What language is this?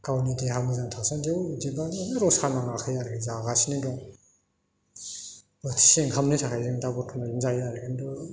Bodo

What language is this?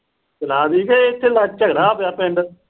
Punjabi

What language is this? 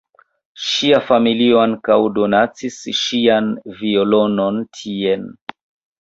Esperanto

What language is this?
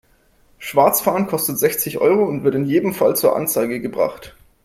German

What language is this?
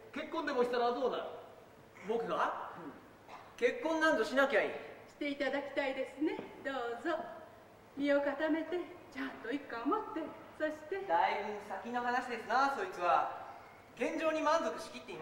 Japanese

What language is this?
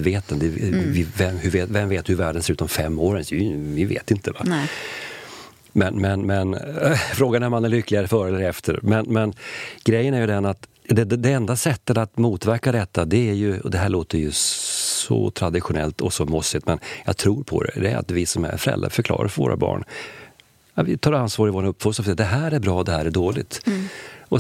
Swedish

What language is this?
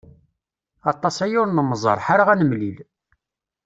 Kabyle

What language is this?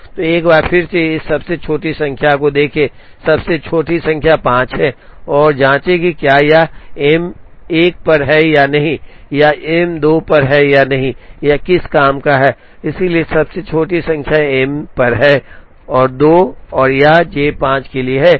Hindi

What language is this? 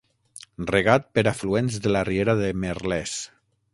Catalan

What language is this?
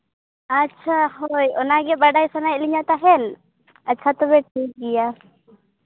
Santali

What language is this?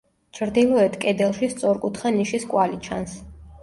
Georgian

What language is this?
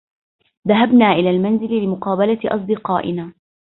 Arabic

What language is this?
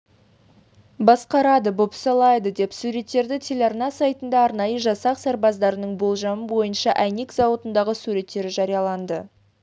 Kazakh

